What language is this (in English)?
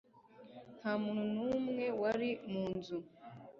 Kinyarwanda